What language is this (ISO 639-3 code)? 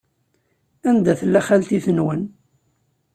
kab